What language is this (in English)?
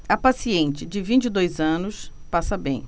Portuguese